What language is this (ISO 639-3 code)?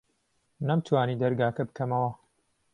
ckb